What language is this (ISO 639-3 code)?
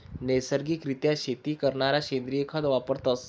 mar